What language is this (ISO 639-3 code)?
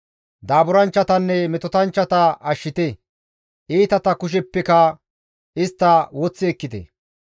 gmv